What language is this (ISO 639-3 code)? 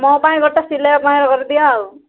ori